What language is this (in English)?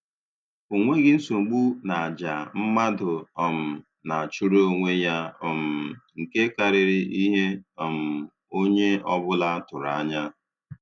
Igbo